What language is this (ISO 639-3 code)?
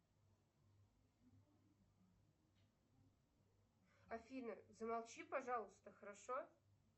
rus